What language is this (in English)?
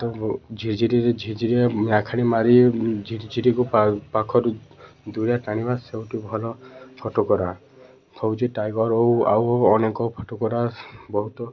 Odia